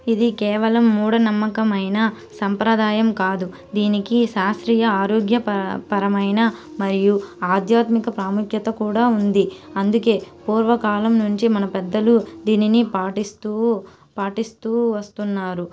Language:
Telugu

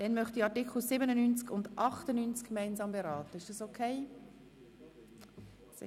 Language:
Swiss German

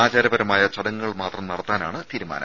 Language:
Malayalam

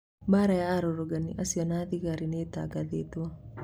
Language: Kikuyu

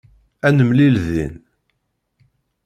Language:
Kabyle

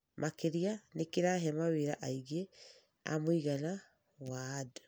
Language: Kikuyu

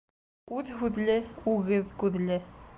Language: Bashkir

